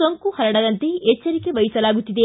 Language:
Kannada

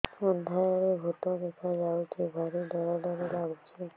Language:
Odia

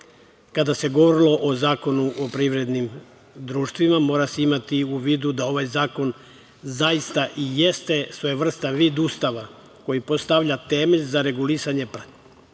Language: Serbian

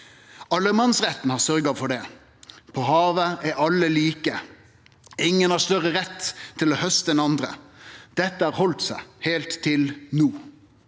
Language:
Norwegian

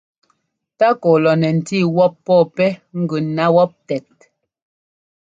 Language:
Ngomba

